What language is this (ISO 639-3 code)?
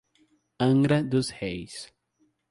por